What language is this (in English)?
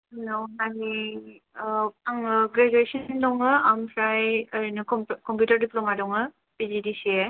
Bodo